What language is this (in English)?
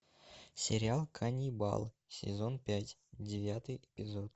Russian